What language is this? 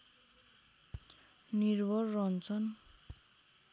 Nepali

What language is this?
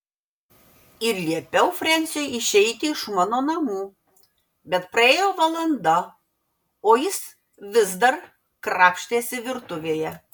Lithuanian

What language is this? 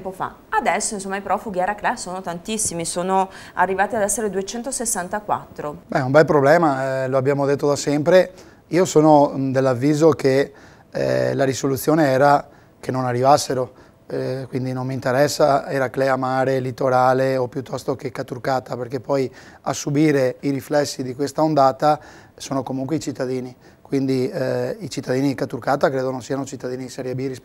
Italian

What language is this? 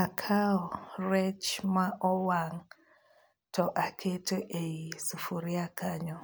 Luo (Kenya and Tanzania)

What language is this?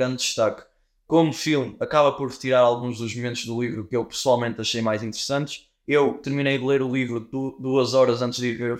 Portuguese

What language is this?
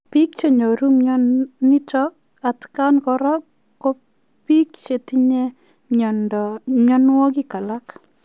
Kalenjin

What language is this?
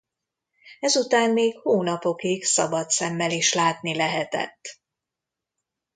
Hungarian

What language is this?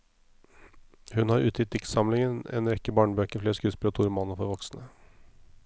Norwegian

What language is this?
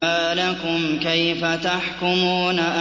Arabic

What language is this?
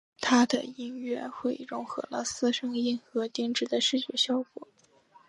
Chinese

